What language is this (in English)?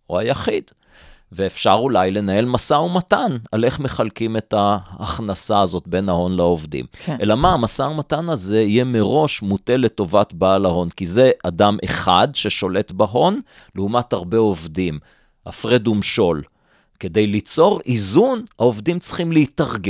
Hebrew